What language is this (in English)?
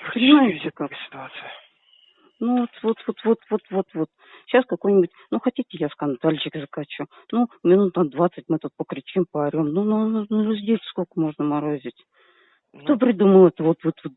Russian